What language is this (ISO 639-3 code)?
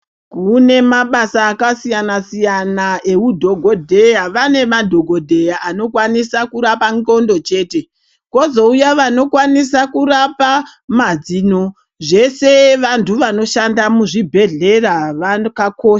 ndc